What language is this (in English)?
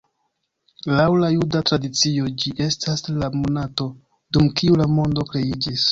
Esperanto